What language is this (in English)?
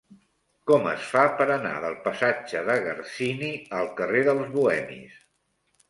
Catalan